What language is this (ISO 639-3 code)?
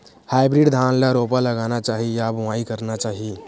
hne